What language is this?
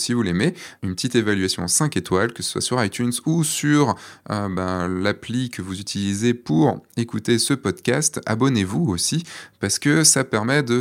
French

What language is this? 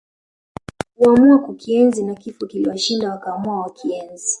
Swahili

